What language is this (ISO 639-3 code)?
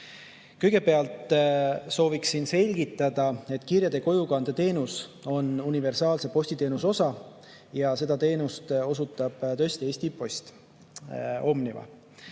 est